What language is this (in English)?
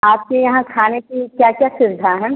Hindi